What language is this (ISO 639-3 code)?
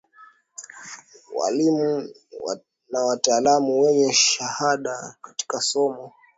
swa